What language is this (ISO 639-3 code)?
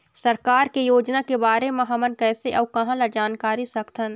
hne